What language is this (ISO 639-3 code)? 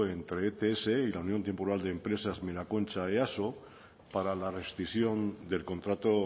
spa